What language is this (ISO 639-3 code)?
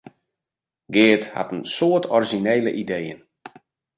fry